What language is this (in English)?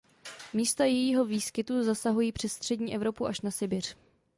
Czech